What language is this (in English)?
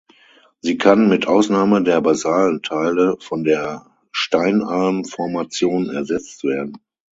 German